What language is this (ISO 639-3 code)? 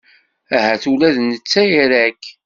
kab